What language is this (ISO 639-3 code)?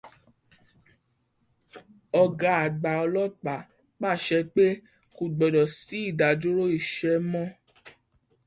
yor